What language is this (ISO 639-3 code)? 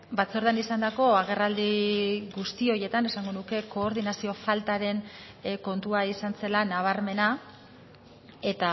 eus